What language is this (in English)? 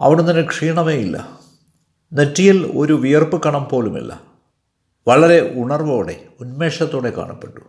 Malayalam